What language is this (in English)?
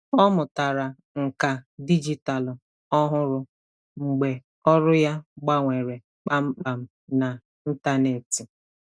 Igbo